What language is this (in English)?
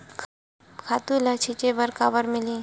Chhattisgarhi